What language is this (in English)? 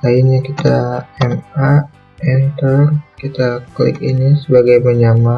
Indonesian